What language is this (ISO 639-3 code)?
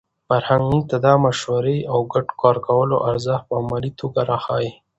pus